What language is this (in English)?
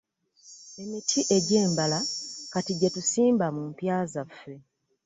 Ganda